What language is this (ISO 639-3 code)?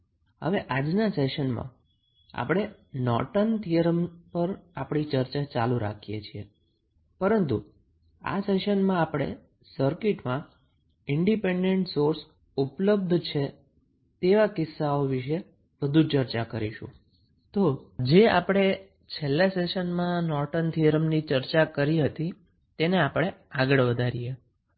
guj